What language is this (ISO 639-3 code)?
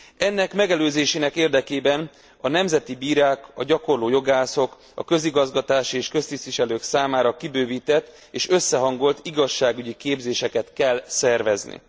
hun